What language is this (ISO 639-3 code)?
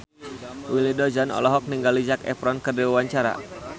sun